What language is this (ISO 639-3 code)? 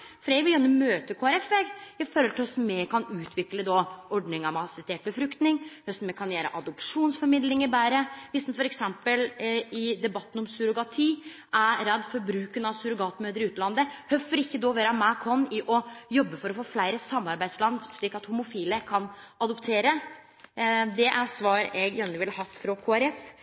nno